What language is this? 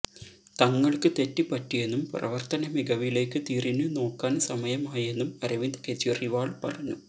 Malayalam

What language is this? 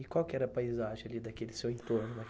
Portuguese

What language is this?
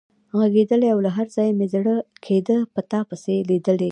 Pashto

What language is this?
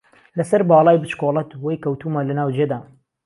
Central Kurdish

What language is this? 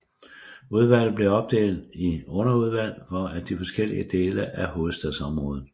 Danish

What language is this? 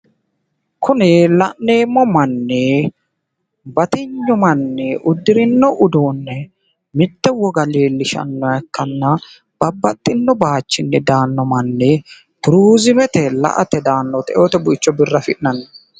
Sidamo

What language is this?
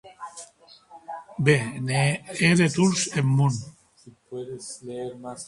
Occitan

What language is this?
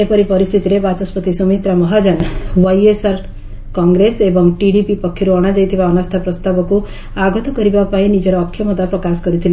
Odia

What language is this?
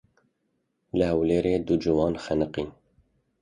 Kurdish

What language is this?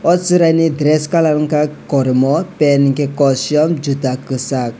Kok Borok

